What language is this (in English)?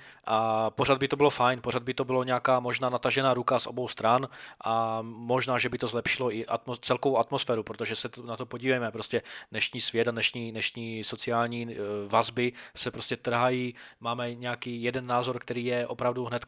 Czech